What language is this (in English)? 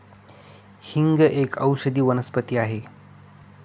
Marathi